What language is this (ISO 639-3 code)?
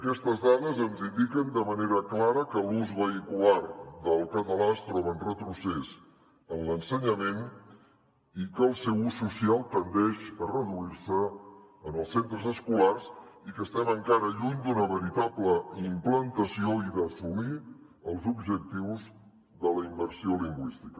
cat